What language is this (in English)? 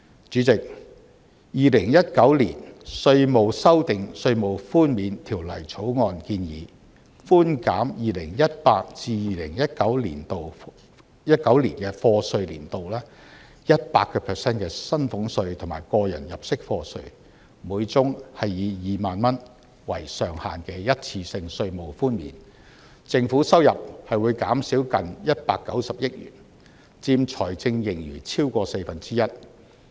Cantonese